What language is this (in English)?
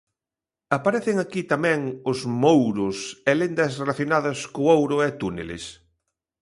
Galician